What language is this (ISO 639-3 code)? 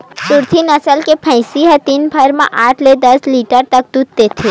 hne